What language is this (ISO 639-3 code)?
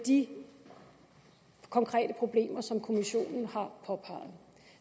dan